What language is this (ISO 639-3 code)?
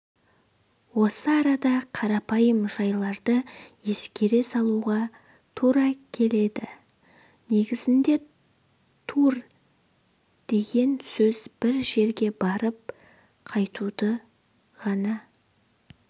kaz